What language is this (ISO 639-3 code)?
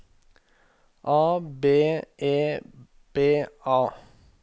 nor